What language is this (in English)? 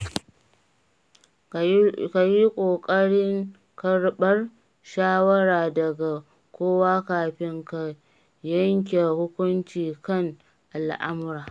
Hausa